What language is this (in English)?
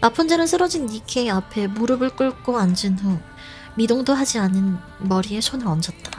Korean